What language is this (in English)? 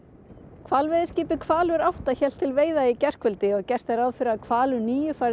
Icelandic